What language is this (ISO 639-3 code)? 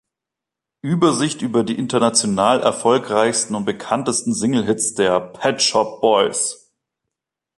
deu